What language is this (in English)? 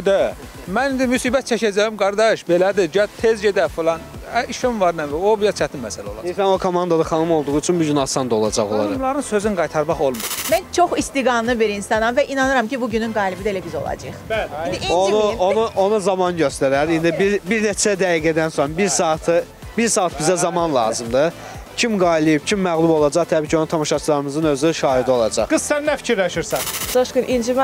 Turkish